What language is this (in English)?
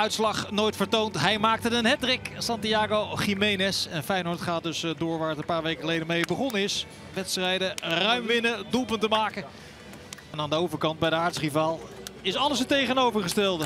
Dutch